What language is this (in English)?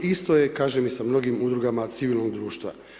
Croatian